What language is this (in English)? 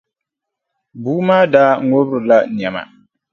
Dagbani